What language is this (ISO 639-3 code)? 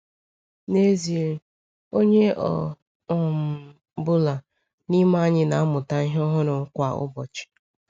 ibo